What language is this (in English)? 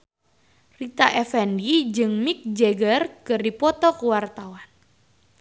Sundanese